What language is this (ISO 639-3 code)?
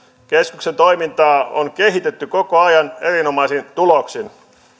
fin